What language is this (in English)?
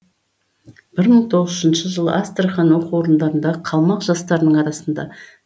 Kazakh